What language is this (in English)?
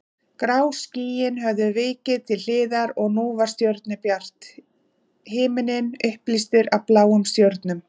Icelandic